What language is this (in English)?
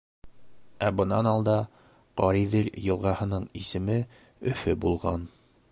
Bashkir